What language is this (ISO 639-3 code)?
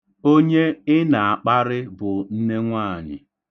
ibo